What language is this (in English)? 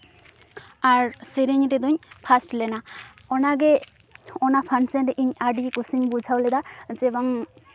Santali